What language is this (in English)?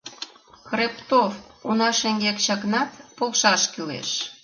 Mari